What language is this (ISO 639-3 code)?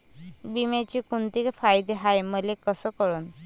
mar